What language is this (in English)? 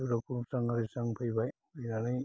Bodo